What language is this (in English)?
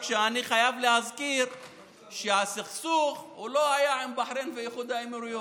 Hebrew